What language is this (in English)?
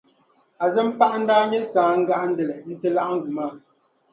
Dagbani